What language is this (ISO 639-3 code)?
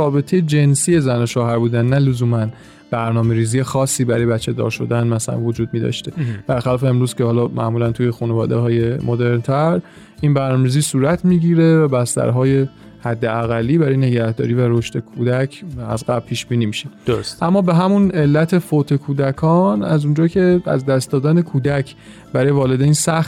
fas